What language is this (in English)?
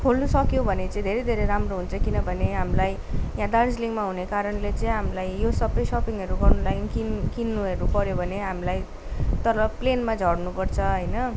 Nepali